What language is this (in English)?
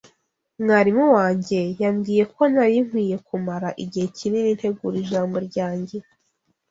Kinyarwanda